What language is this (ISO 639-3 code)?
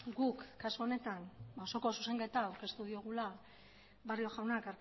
eus